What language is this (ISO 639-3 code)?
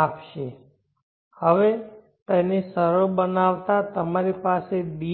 guj